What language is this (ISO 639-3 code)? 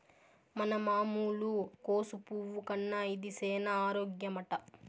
tel